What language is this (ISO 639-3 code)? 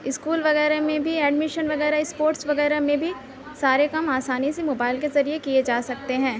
urd